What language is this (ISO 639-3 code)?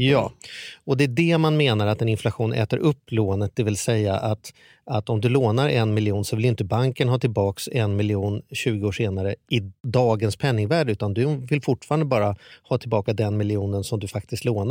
swe